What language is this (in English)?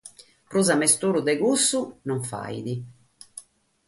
Sardinian